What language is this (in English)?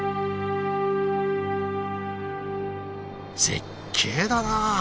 Japanese